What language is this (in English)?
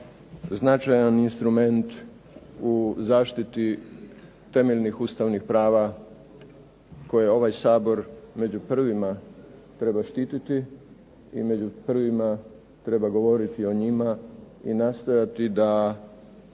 Croatian